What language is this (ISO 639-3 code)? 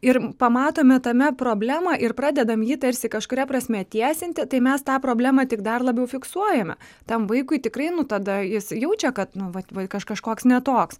lit